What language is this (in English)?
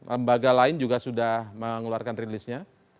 Indonesian